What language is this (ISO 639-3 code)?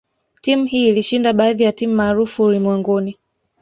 swa